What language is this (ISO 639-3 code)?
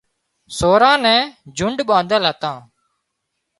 kxp